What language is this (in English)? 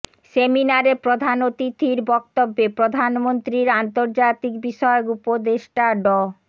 Bangla